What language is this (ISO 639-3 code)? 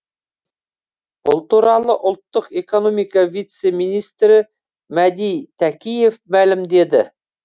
kaz